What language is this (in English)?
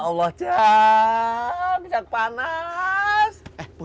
Indonesian